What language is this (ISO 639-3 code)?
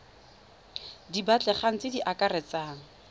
tsn